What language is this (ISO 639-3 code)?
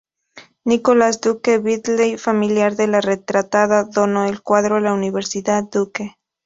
spa